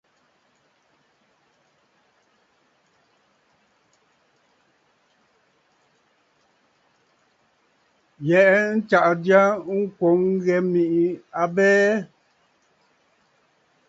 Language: Bafut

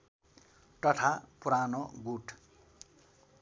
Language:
Nepali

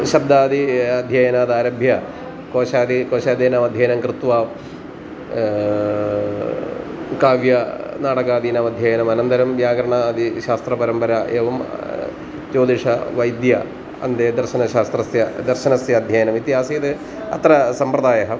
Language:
Sanskrit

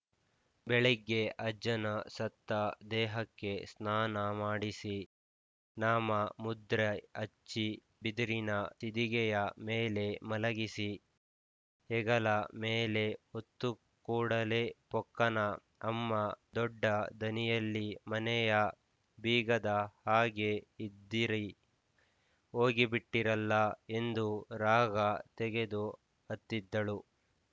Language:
Kannada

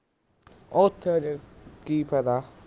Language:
Punjabi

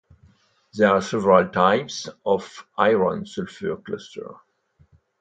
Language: English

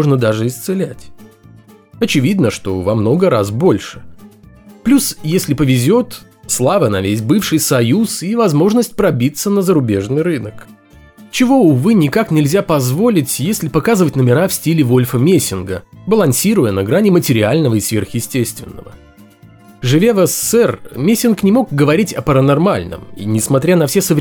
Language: Russian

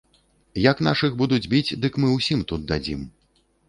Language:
Belarusian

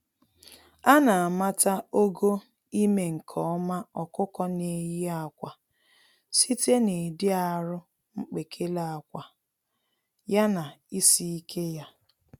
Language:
Igbo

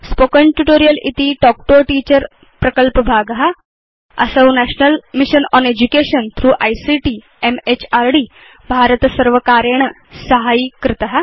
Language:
Sanskrit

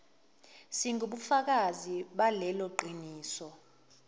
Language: Zulu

